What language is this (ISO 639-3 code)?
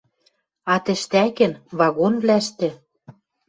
mrj